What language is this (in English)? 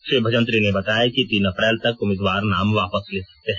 Hindi